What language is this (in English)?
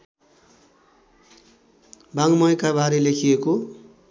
Nepali